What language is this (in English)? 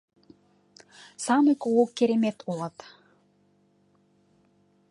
Mari